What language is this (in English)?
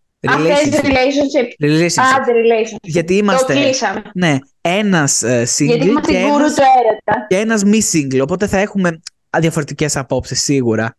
Greek